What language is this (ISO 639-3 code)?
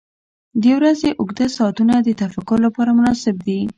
pus